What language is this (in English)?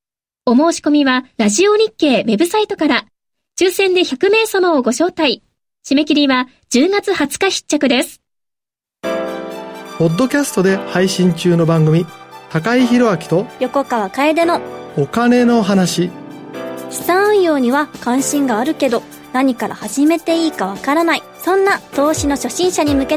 Japanese